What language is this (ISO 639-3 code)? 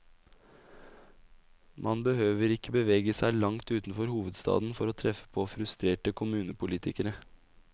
nor